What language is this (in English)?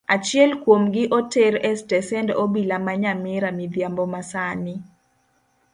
Luo (Kenya and Tanzania)